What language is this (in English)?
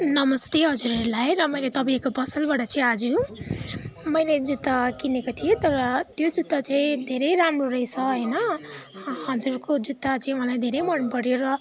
Nepali